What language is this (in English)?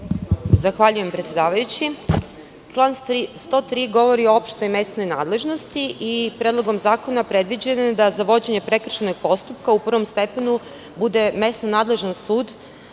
Serbian